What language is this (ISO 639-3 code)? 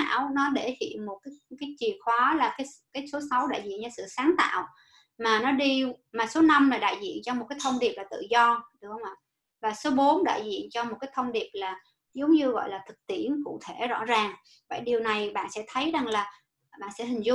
vie